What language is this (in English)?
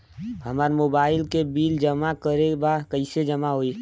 Bhojpuri